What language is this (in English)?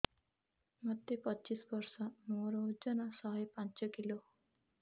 Odia